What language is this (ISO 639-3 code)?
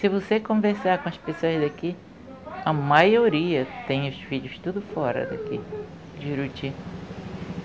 por